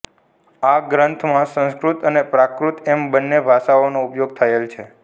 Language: Gujarati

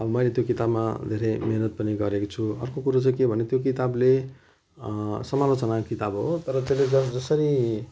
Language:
Nepali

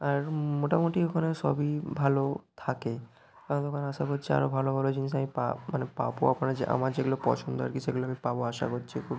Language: Bangla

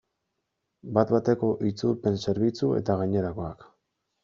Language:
Basque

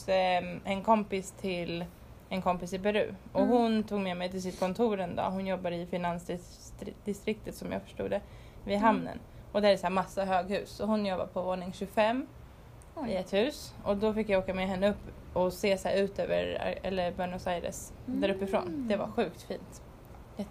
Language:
Swedish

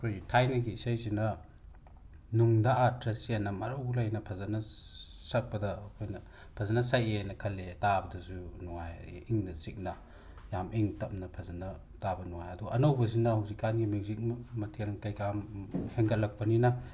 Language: Manipuri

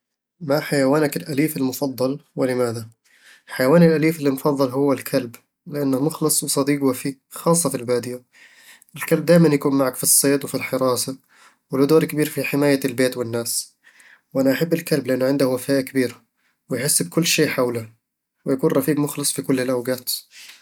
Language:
Eastern Egyptian Bedawi Arabic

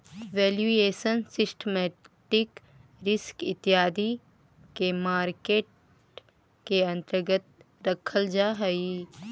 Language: Magahi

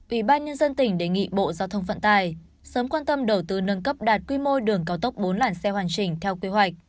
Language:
Vietnamese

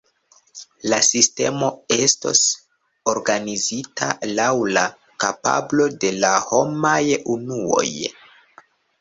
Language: Esperanto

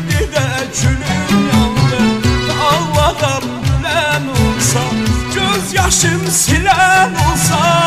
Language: Arabic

